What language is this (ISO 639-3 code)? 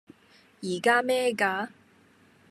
yue